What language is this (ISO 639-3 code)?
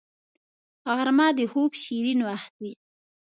pus